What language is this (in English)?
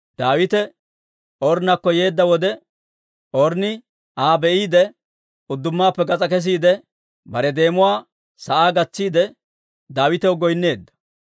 Dawro